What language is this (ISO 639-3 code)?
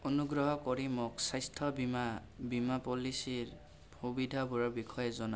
asm